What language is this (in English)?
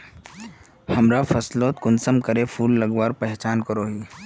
Magahi